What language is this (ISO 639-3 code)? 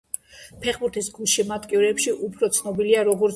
kat